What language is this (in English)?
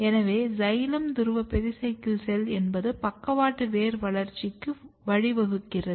Tamil